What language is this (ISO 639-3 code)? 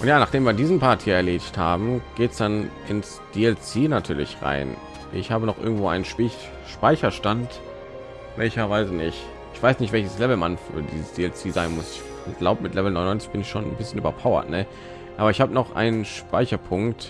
deu